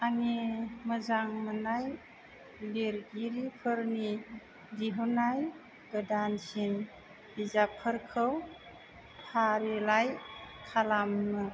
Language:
Bodo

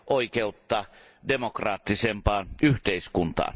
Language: Finnish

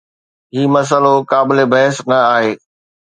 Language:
Sindhi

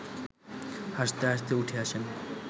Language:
Bangla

